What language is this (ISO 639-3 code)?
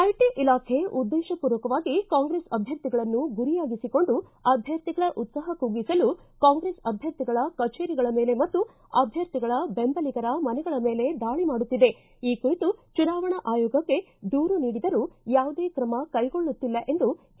kan